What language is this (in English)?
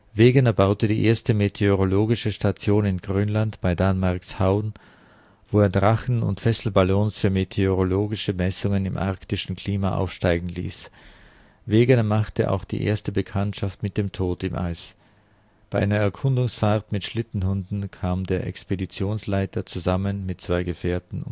German